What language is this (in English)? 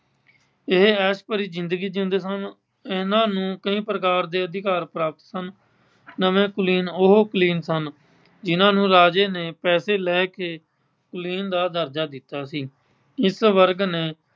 Punjabi